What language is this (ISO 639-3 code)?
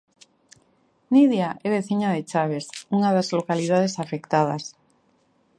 glg